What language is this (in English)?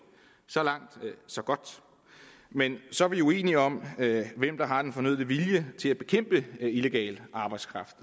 Danish